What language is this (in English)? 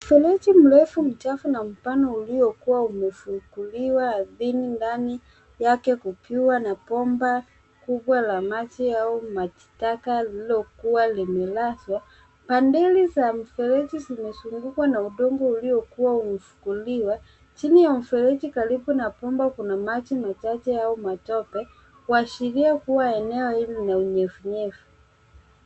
Swahili